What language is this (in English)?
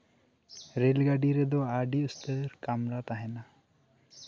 Santali